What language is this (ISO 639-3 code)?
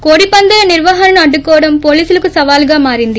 tel